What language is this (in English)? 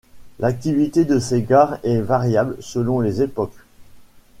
French